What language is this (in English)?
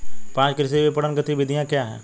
Hindi